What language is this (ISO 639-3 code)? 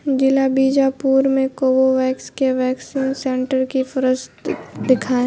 urd